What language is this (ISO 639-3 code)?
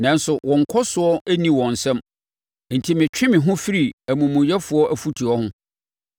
aka